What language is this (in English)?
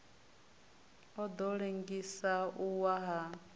Venda